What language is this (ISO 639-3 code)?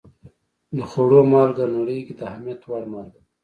pus